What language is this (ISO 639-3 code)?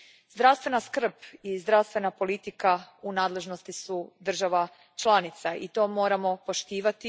hrv